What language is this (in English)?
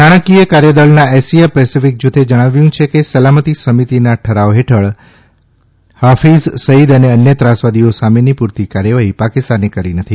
Gujarati